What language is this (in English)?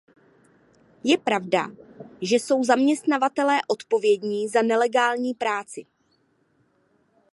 Czech